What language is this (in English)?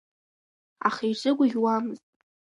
Abkhazian